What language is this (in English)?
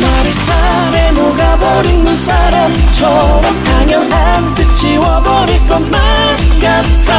Arabic